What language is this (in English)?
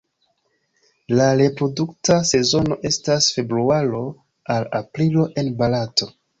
Esperanto